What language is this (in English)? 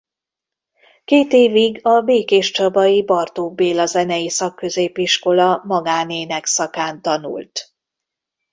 Hungarian